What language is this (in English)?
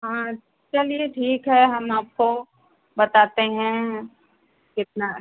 Hindi